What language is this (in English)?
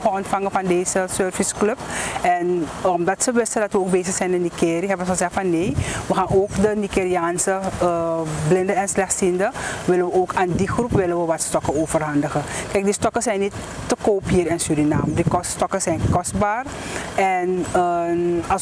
Dutch